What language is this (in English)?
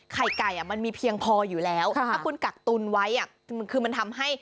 Thai